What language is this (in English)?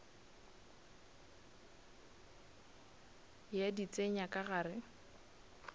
Northern Sotho